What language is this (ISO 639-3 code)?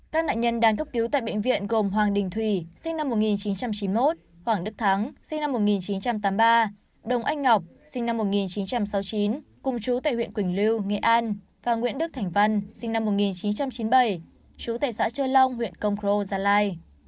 vie